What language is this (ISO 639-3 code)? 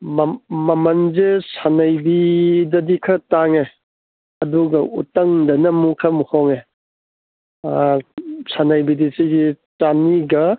mni